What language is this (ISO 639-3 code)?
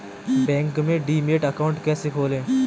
hin